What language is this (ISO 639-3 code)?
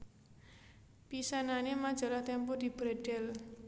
jav